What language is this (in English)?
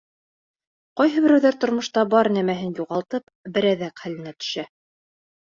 Bashkir